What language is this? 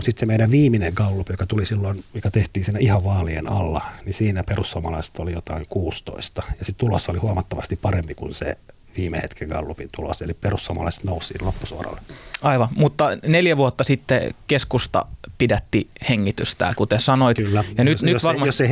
Finnish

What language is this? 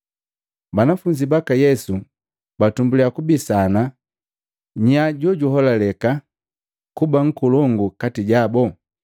Matengo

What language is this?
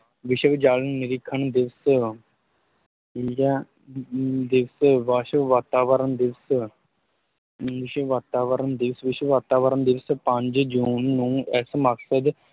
Punjabi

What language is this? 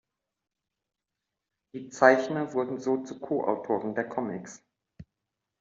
German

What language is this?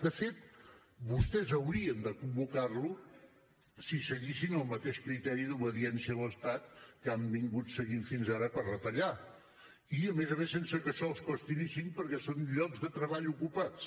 Catalan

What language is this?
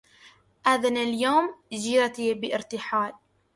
Arabic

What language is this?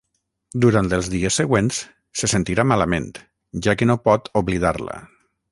Catalan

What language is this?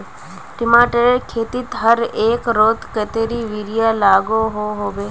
Magahi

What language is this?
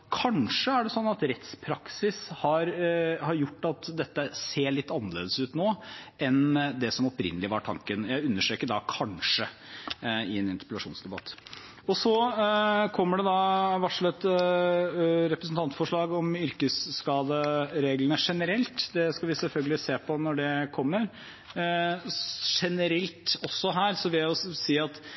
Norwegian Bokmål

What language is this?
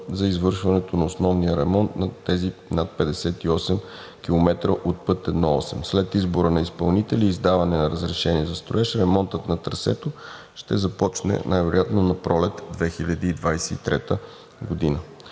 Bulgarian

